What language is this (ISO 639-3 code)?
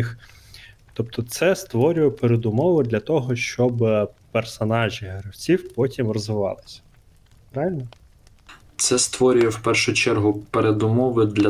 ukr